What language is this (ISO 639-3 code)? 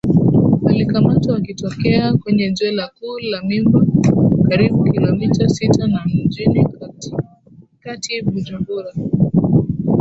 swa